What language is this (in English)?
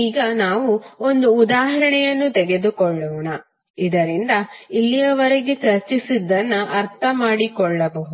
Kannada